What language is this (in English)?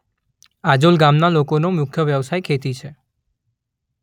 Gujarati